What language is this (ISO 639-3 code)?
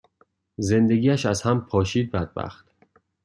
fas